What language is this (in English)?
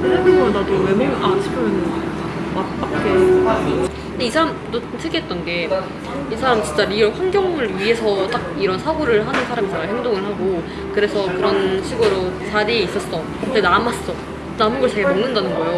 Korean